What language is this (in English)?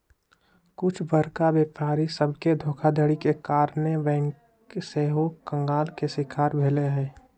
Magahi